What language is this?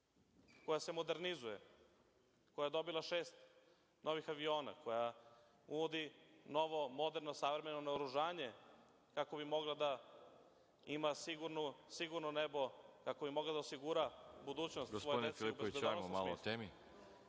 Serbian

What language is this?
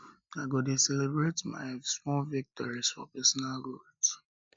Nigerian Pidgin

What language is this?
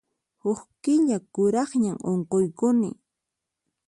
Puno Quechua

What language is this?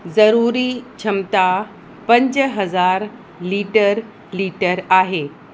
Sindhi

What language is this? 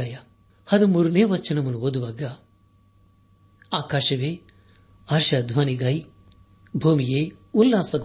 Kannada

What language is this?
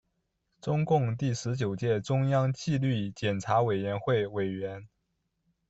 Chinese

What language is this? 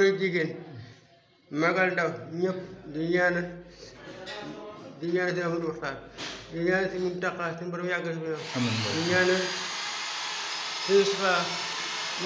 Arabic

